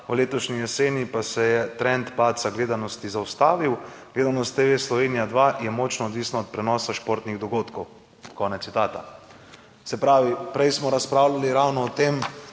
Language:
Slovenian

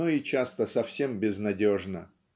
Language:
Russian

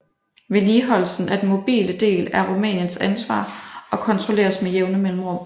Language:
Danish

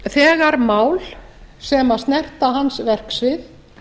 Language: Icelandic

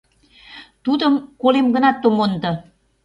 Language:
Mari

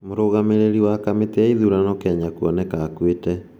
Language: Kikuyu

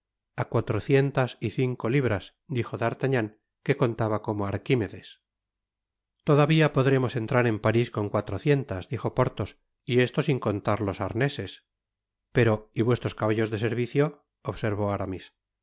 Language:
Spanish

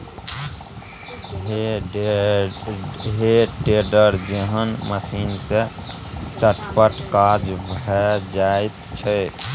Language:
Maithili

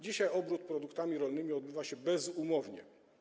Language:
Polish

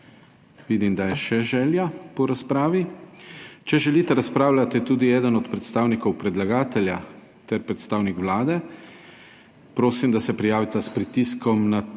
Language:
Slovenian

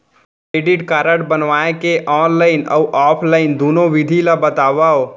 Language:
Chhattisgarhi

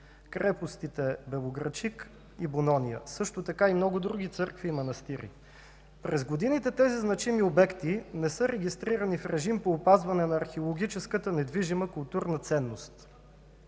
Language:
Bulgarian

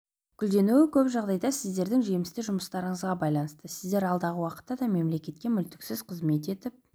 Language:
Kazakh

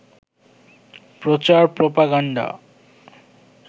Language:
Bangla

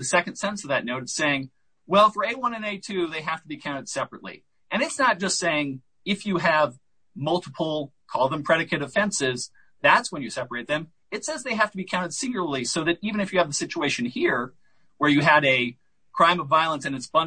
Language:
English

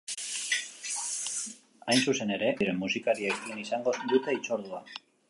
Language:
Basque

